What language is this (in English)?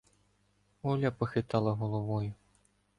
Ukrainian